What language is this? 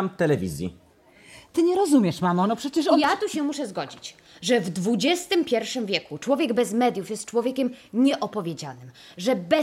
Polish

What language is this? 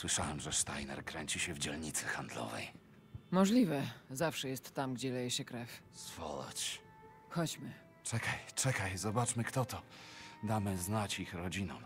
Polish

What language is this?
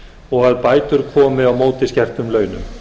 Icelandic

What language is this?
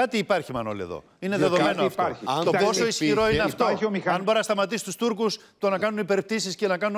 Greek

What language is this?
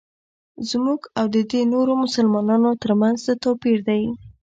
Pashto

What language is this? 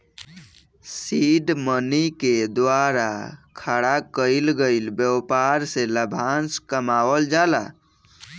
Bhojpuri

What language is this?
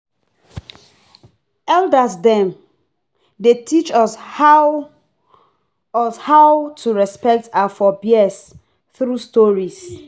Nigerian Pidgin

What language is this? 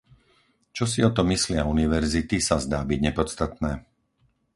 Slovak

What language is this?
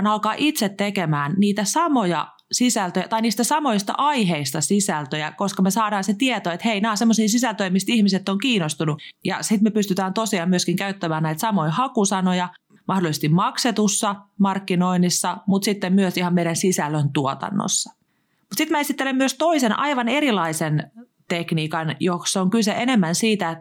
Finnish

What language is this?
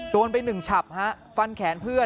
Thai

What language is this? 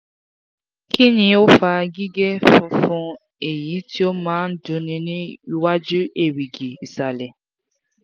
Yoruba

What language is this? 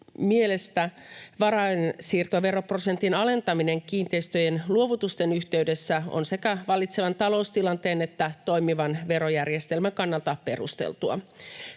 Finnish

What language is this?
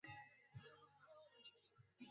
Swahili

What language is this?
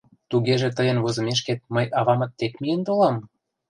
Mari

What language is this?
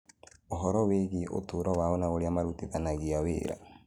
Kikuyu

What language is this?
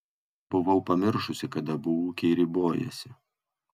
Lithuanian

